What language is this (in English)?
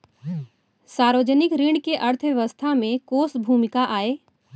Chhattisgarhi